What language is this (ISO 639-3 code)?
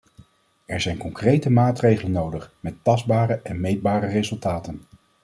nld